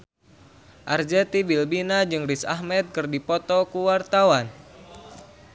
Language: Sundanese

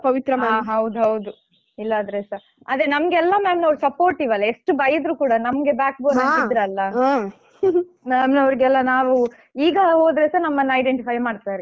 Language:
Kannada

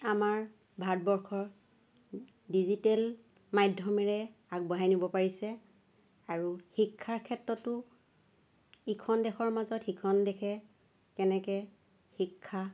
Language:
Assamese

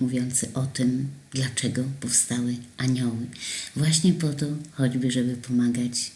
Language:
Polish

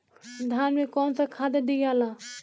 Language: Bhojpuri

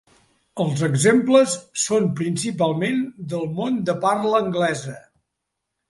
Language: Catalan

